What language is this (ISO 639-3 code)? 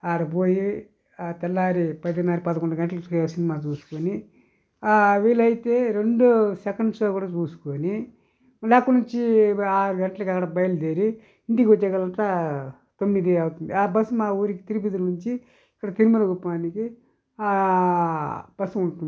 tel